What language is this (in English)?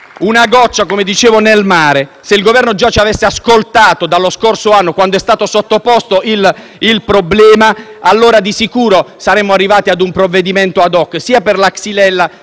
Italian